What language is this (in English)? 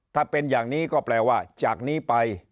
Thai